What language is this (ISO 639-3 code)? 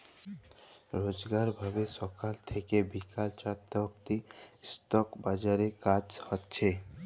ben